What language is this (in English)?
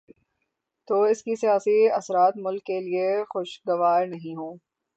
Urdu